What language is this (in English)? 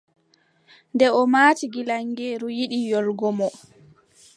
Adamawa Fulfulde